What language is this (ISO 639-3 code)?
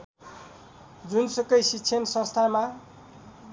nep